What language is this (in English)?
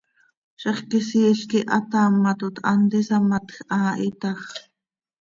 Seri